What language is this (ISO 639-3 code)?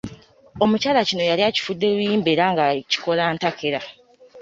lug